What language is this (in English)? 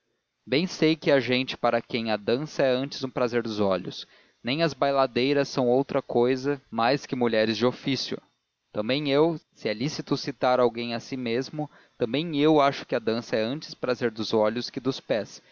Portuguese